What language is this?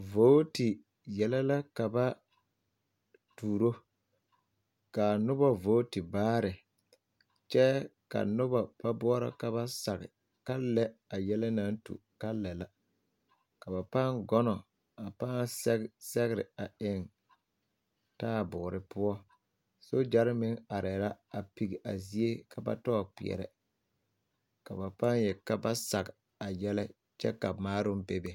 Southern Dagaare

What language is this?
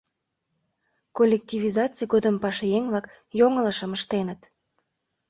Mari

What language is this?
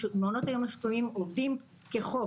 Hebrew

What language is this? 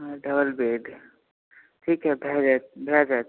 Maithili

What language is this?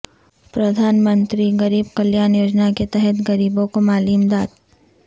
Urdu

